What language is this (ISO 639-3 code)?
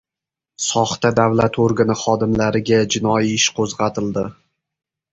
uzb